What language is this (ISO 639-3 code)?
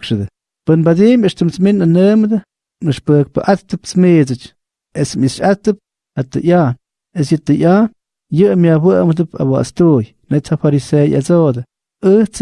spa